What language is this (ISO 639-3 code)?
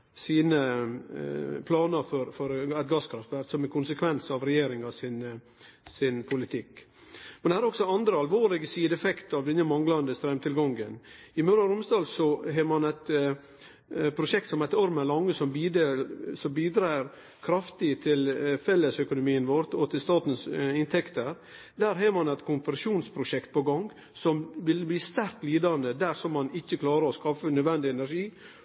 nno